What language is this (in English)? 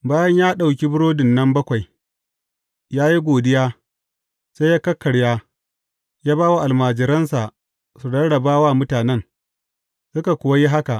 Hausa